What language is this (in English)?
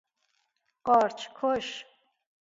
Persian